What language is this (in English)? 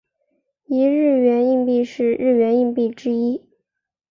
Chinese